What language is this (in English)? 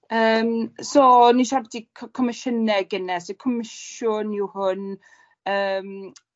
Welsh